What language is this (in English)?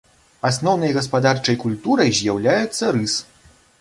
Belarusian